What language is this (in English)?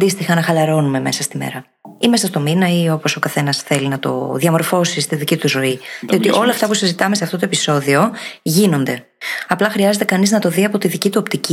Greek